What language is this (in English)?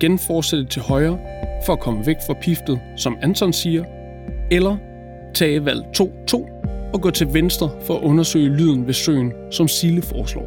Danish